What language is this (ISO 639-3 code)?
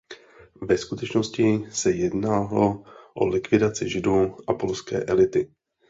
ces